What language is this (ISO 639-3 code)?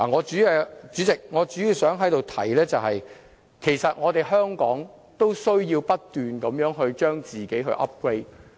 yue